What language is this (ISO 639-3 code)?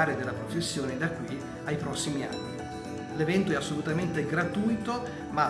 ita